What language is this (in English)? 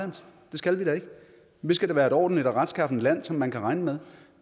Danish